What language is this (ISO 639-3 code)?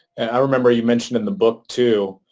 eng